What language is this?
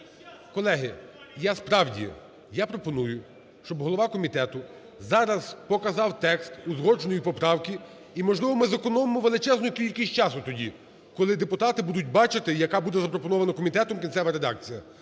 Ukrainian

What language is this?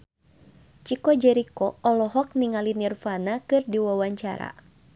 Sundanese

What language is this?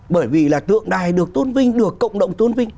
Vietnamese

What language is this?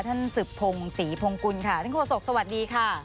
Thai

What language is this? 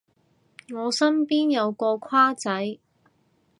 Cantonese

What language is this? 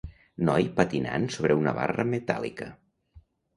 Catalan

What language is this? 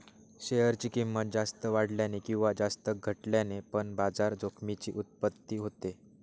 Marathi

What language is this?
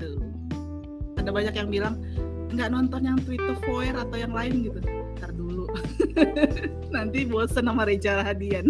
Indonesian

